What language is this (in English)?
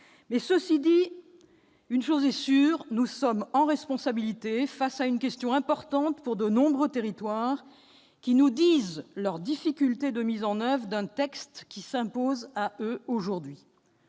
French